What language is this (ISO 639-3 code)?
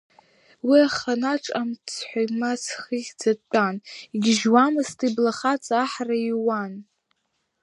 abk